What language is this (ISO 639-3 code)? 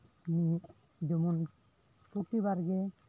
sat